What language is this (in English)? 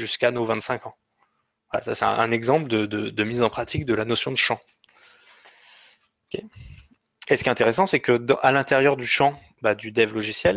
French